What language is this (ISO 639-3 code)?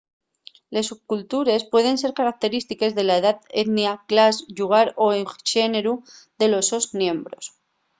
ast